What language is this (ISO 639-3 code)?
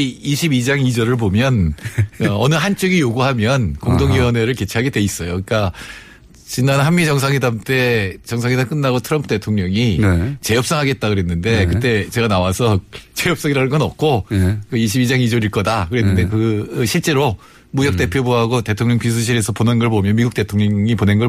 kor